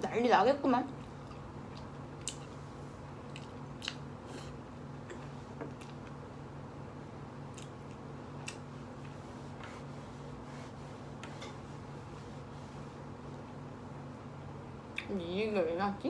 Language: Korean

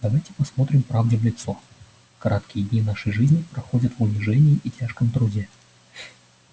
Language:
Russian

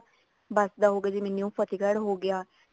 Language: Punjabi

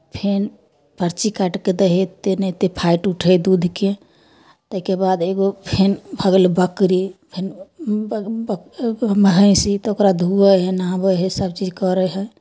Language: Maithili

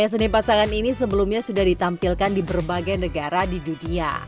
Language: Indonesian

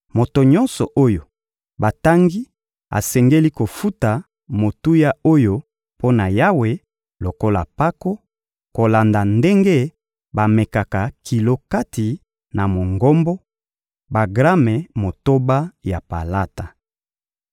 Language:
Lingala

